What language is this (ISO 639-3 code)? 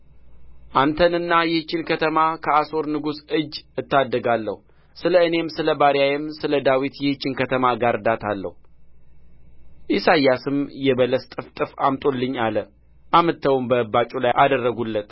amh